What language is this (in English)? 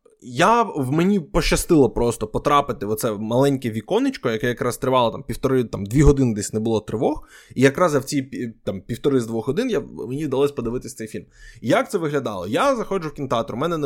Ukrainian